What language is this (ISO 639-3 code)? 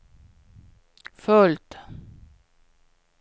swe